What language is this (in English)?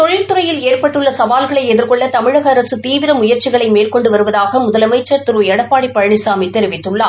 Tamil